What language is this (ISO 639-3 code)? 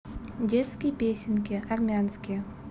rus